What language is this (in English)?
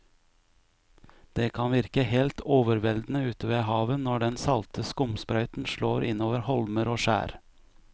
Norwegian